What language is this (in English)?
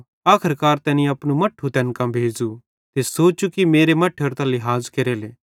Bhadrawahi